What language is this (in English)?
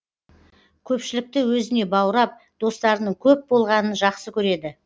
Kazakh